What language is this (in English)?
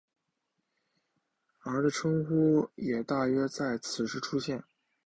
Chinese